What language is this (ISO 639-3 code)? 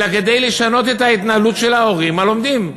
heb